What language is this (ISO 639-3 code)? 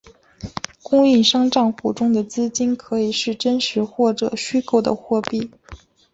zho